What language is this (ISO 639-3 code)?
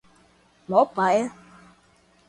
por